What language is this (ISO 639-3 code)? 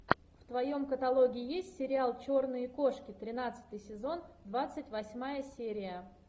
rus